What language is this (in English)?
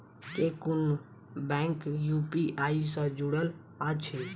Maithili